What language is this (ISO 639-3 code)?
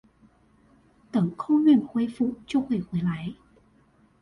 zho